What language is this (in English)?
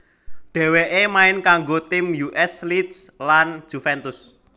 Javanese